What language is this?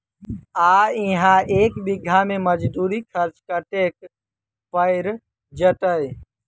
Maithili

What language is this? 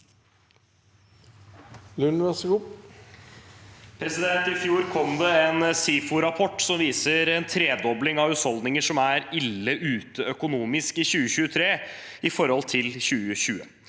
Norwegian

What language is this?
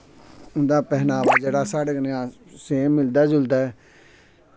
Dogri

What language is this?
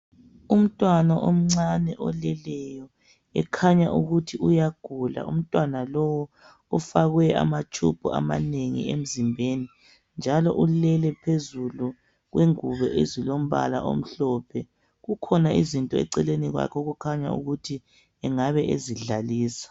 North Ndebele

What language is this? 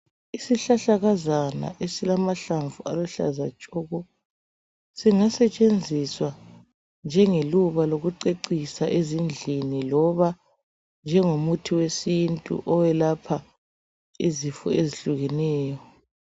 North Ndebele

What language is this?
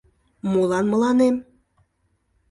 Mari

